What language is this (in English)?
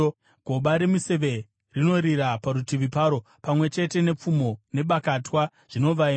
Shona